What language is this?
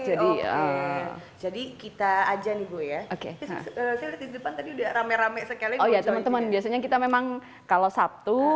Indonesian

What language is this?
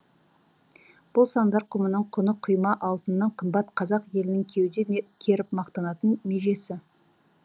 Kazakh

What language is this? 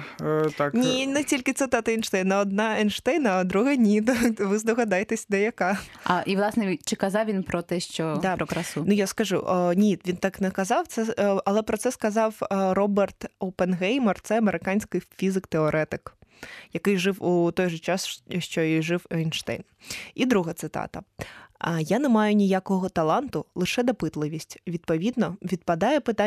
Ukrainian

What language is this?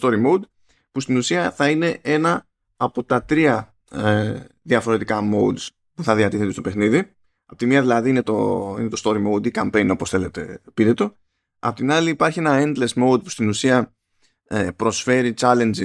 Greek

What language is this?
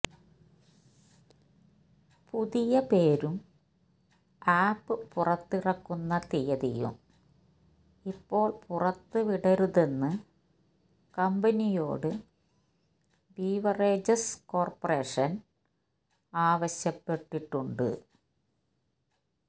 Malayalam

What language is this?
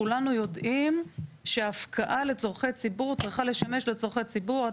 Hebrew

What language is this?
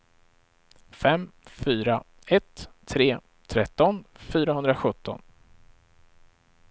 Swedish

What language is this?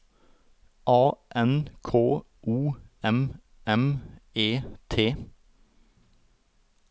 Norwegian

